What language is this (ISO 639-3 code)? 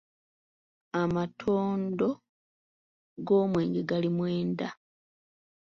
lug